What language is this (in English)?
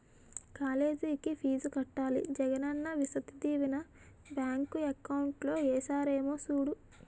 Telugu